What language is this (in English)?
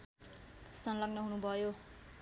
Nepali